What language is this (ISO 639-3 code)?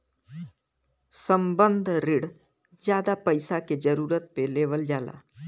bho